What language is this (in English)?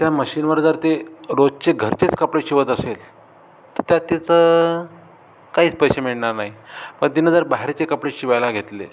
Marathi